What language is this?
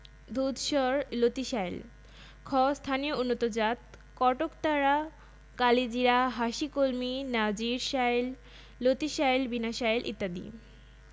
Bangla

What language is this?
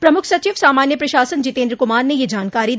Hindi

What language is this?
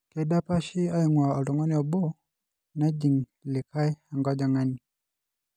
Masai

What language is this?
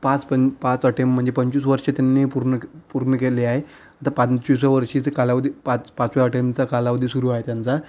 Marathi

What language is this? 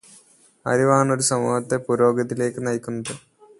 Malayalam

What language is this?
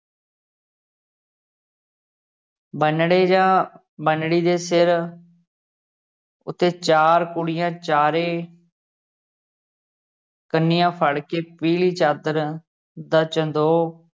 Punjabi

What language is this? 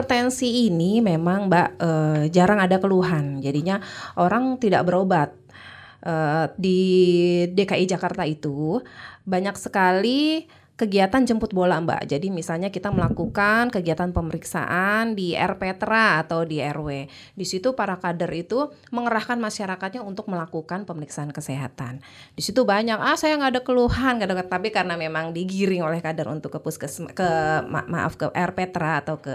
Indonesian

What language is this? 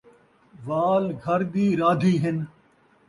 Saraiki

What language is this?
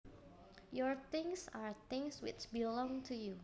Javanese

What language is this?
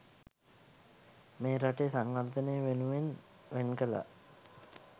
Sinhala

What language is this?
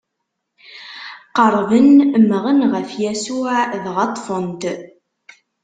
Kabyle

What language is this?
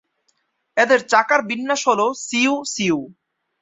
Bangla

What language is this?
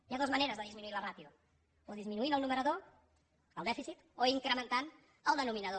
Catalan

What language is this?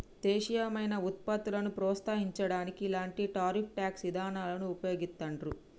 Telugu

